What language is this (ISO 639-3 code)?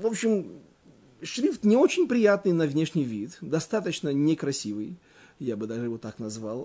rus